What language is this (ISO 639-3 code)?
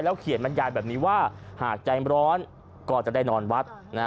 tha